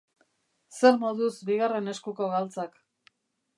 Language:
Basque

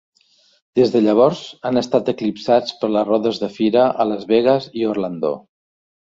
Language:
Catalan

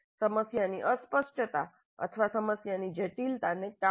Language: Gujarati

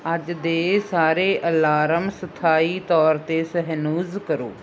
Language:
Punjabi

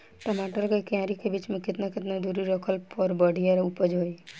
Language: Bhojpuri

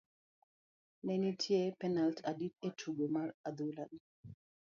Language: Luo (Kenya and Tanzania)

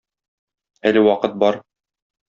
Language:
Tatar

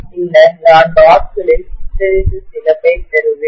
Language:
Tamil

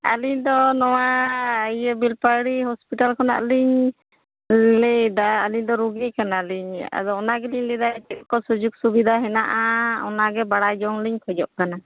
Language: Santali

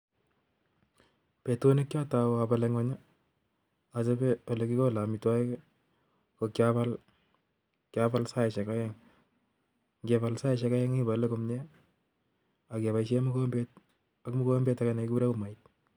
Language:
Kalenjin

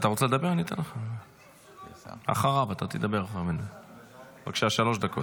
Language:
Hebrew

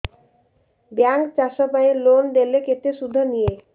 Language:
Odia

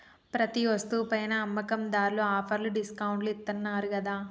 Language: Telugu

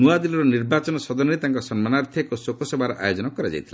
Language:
Odia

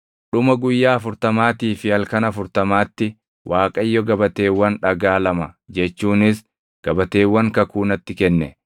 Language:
Oromo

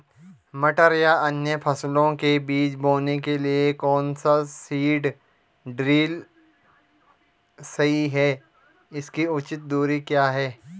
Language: Hindi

